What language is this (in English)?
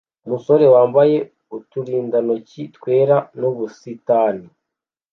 Kinyarwanda